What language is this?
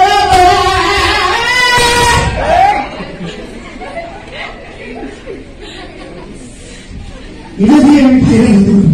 Korean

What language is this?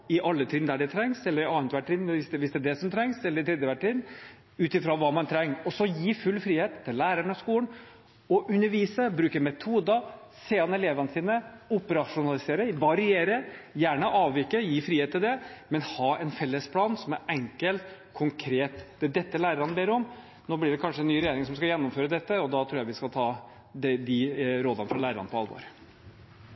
Norwegian Bokmål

